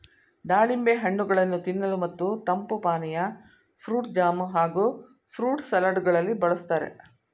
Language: Kannada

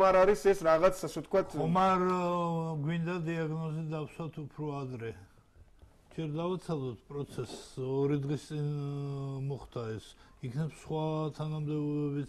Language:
Romanian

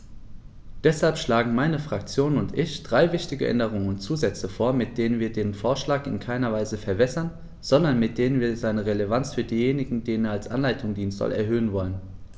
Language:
German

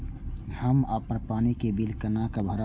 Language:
Maithili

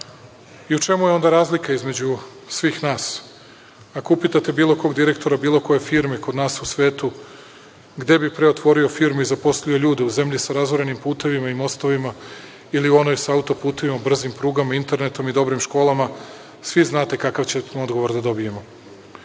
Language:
Serbian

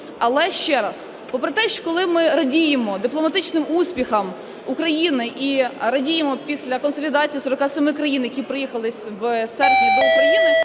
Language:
Ukrainian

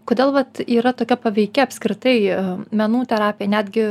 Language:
Lithuanian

